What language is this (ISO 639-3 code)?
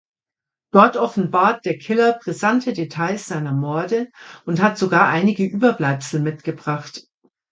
deu